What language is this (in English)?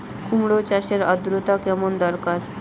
Bangla